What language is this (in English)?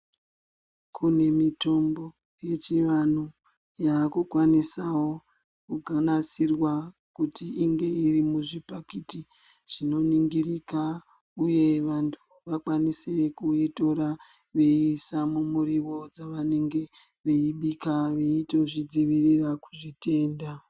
Ndau